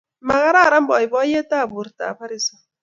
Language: Kalenjin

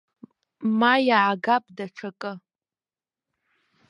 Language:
Abkhazian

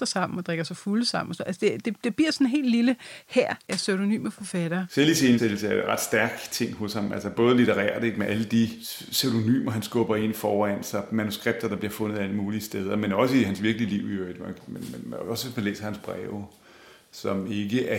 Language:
Danish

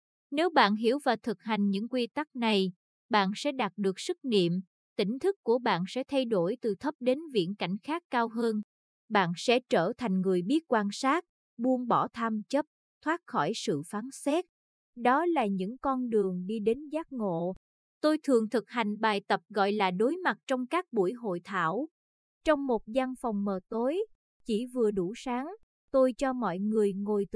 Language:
Vietnamese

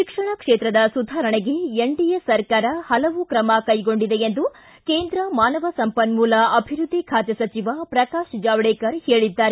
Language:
Kannada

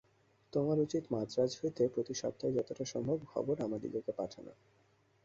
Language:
Bangla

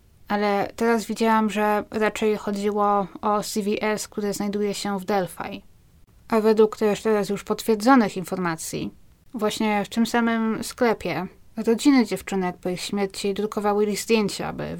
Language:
Polish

